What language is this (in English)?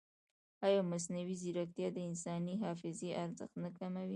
Pashto